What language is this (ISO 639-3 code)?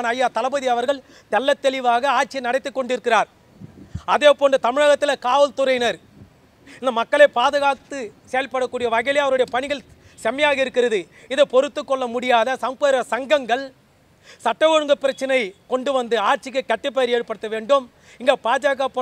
ara